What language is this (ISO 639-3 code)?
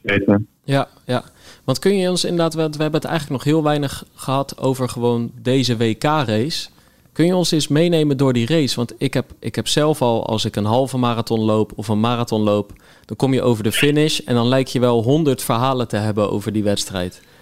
nld